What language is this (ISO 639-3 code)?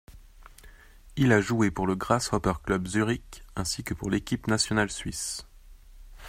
fra